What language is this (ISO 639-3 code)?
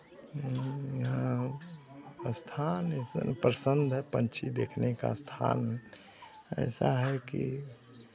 hin